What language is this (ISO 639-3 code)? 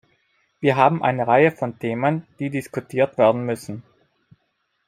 deu